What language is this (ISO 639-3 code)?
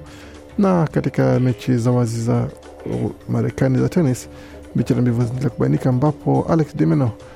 swa